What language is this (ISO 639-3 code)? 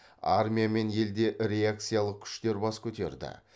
kaz